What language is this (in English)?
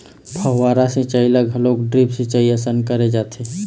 Chhattisgarhi